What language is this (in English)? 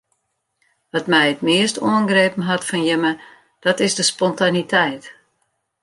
Western Frisian